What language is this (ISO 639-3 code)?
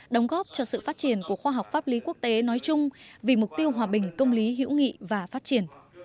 vie